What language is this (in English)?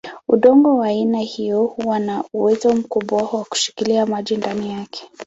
Swahili